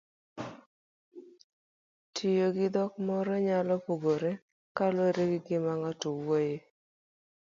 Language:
Luo (Kenya and Tanzania)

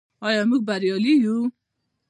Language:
Pashto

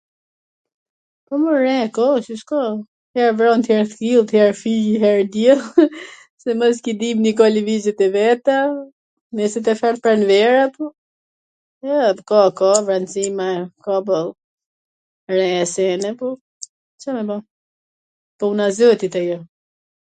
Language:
Gheg Albanian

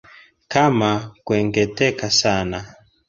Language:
Swahili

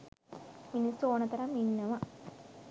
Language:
Sinhala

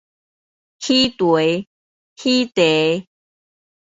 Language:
Min Nan Chinese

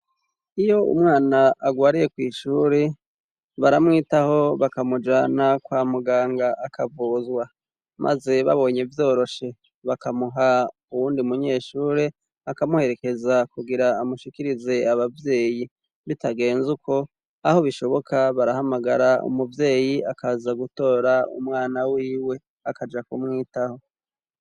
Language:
Rundi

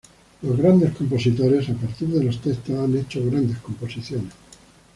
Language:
Spanish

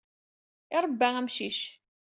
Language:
Kabyle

